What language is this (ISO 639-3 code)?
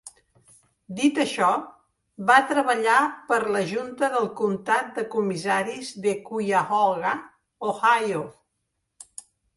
cat